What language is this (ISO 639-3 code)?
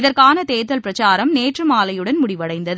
tam